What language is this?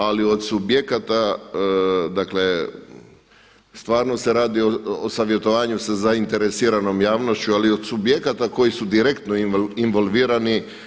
Croatian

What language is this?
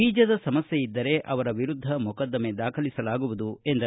Kannada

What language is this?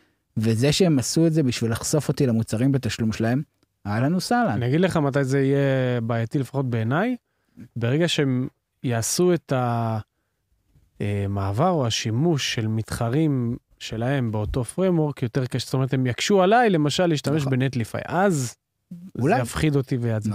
Hebrew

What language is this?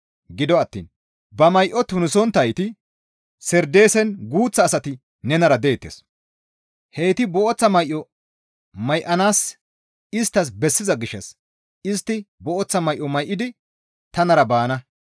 Gamo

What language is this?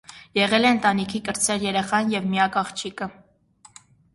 Armenian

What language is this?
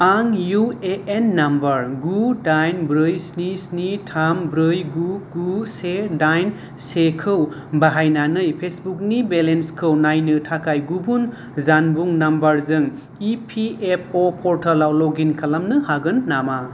Bodo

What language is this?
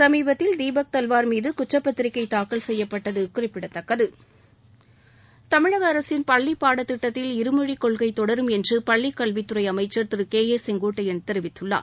Tamil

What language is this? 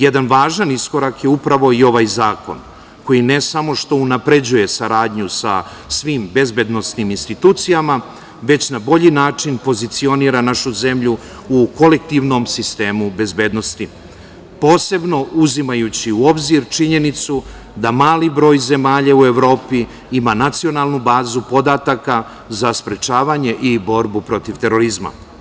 Serbian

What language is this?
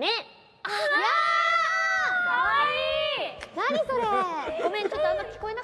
Japanese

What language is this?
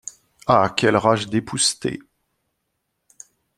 French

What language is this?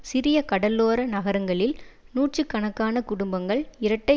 Tamil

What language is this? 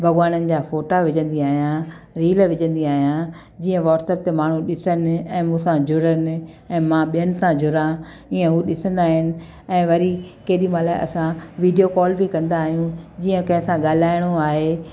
Sindhi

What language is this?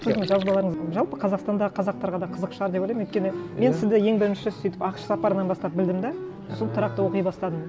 Kazakh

